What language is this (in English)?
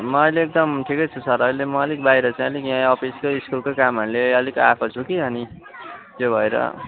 Nepali